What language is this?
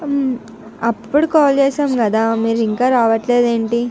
Telugu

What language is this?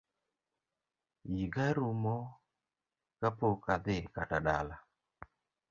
Luo (Kenya and Tanzania)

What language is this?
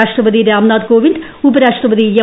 Malayalam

